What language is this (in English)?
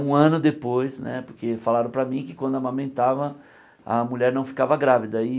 Portuguese